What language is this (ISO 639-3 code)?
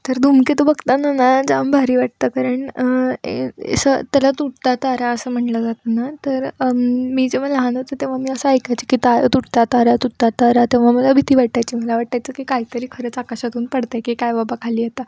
mar